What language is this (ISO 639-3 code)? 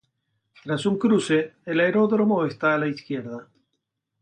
spa